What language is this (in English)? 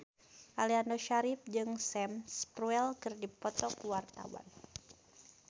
Sundanese